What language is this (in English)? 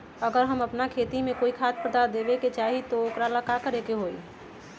Magahi